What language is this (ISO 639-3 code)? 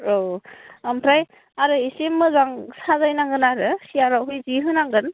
brx